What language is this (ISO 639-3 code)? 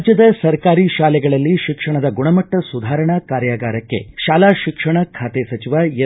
kan